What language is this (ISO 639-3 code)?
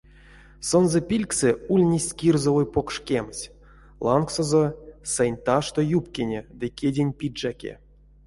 myv